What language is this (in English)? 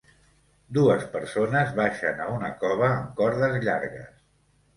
Catalan